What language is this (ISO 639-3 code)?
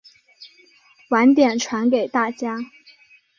zho